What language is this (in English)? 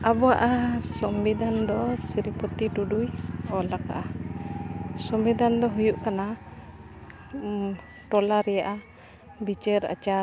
Santali